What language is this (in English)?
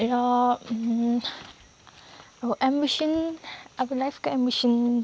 Nepali